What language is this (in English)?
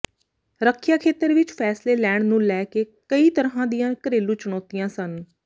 Punjabi